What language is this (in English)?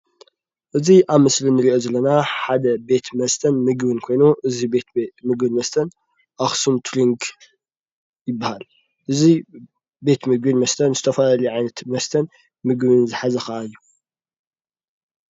Tigrinya